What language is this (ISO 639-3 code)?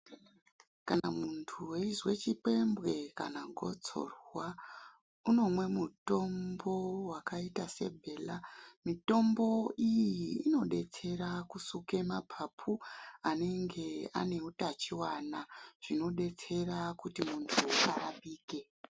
ndc